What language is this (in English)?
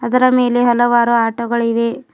Kannada